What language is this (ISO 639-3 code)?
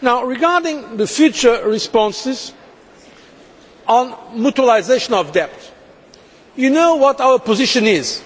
eng